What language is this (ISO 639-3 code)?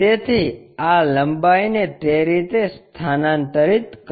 guj